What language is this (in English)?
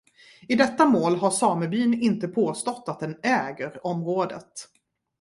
Swedish